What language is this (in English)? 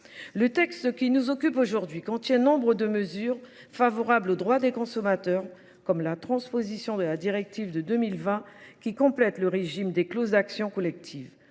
French